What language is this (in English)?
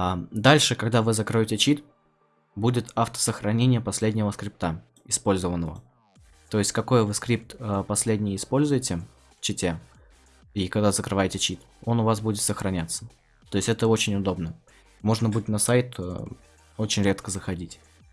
Russian